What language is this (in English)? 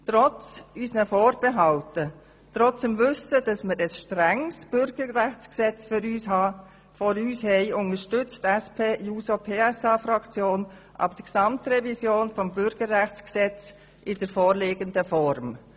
Swiss German